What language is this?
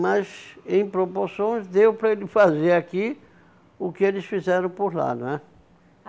Portuguese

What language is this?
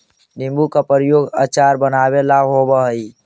Magahi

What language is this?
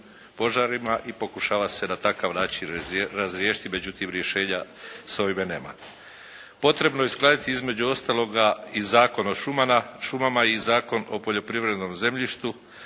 Croatian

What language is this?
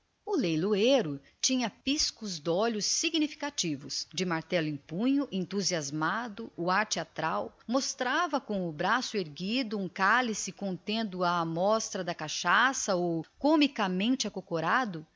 Portuguese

